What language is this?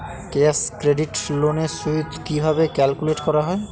Bangla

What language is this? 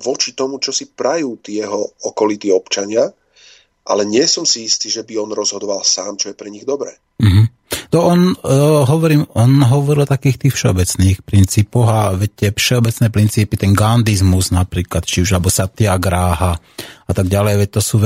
Slovak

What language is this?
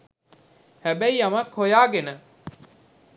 Sinhala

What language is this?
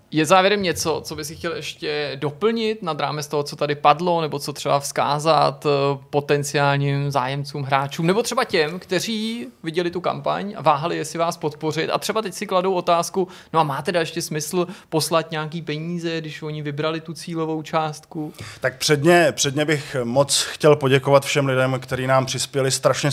Czech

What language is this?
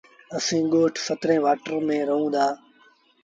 Sindhi Bhil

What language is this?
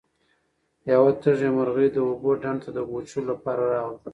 Pashto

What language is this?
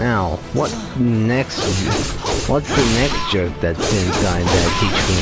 English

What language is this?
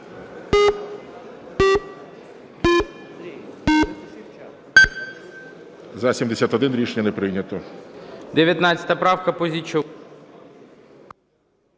Ukrainian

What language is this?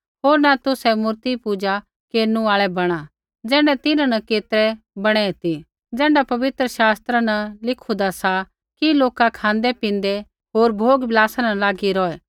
Kullu Pahari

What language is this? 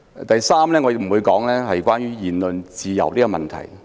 Cantonese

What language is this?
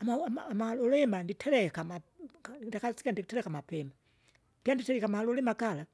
Kinga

